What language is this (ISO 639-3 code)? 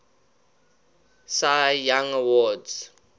eng